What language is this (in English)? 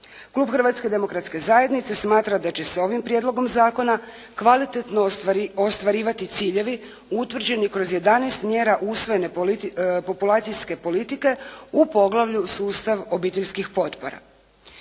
Croatian